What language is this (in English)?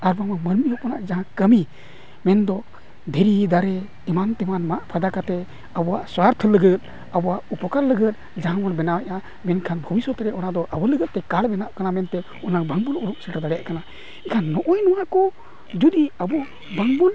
Santali